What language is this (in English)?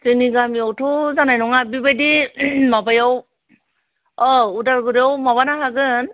Bodo